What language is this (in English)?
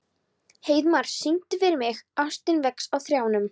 Icelandic